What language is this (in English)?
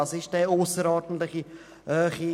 Swiss German